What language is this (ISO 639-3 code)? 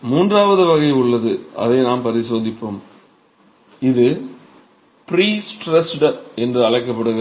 tam